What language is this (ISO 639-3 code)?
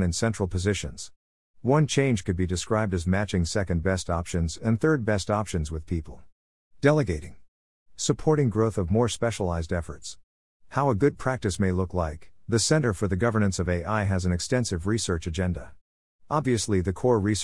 eng